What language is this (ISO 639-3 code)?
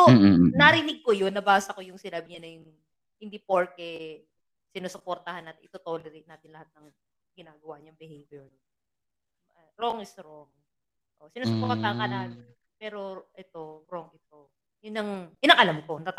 fil